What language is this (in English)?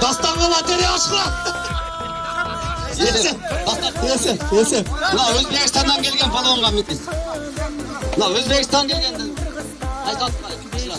Turkish